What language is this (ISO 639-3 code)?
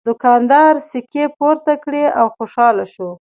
pus